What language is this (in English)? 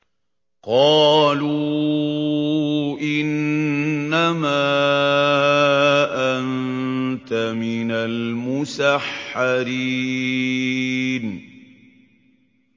Arabic